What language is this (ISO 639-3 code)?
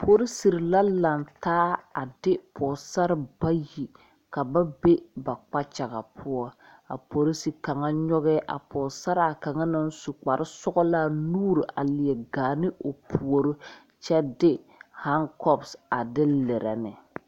dga